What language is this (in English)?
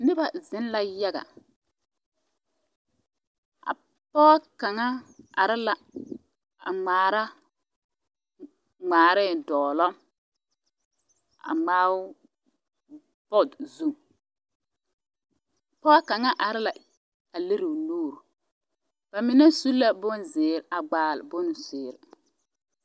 Southern Dagaare